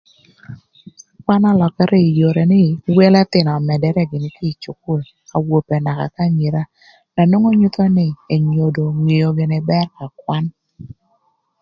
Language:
Thur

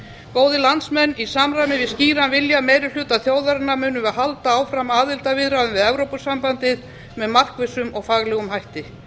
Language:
Icelandic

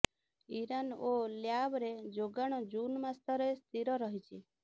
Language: Odia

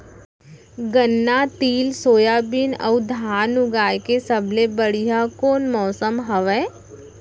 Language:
Chhattisgarhi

